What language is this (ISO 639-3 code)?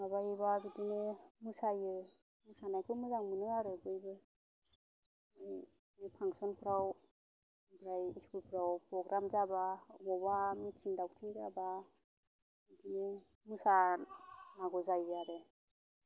brx